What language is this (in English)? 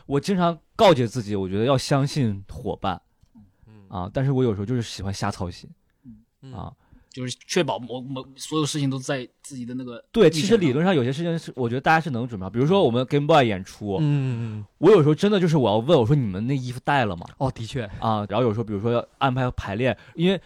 Chinese